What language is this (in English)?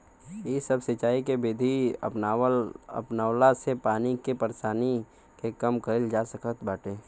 Bhojpuri